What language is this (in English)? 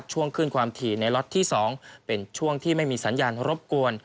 Thai